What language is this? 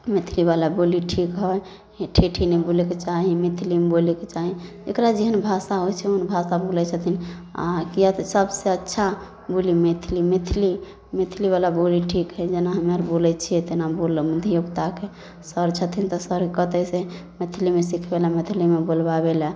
Maithili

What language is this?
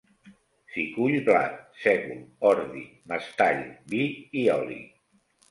Catalan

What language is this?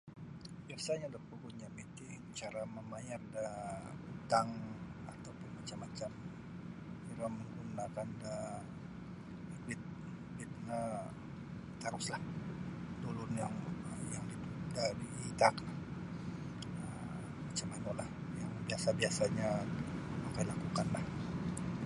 Sabah Bisaya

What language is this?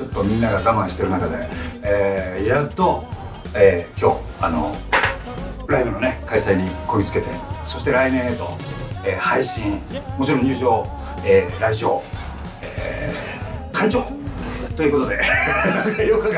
Japanese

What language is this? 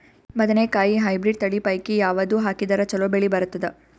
Kannada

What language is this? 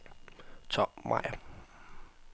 Danish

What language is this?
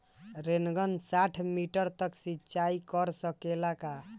Bhojpuri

